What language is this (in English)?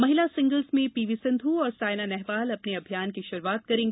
Hindi